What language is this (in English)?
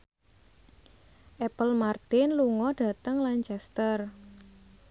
Javanese